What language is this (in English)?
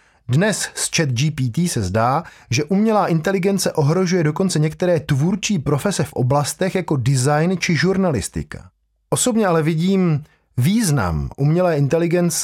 Czech